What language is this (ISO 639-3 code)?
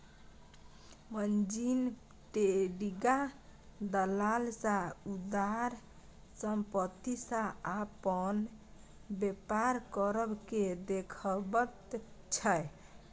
mai